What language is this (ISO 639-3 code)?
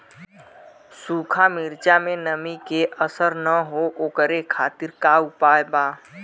bho